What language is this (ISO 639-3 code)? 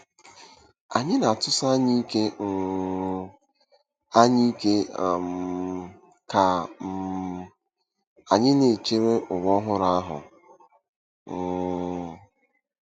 ibo